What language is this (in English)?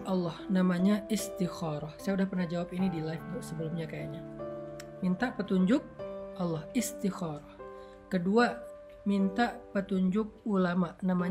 Indonesian